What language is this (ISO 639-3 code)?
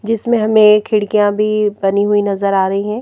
hin